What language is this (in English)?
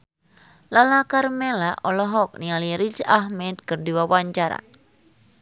Sundanese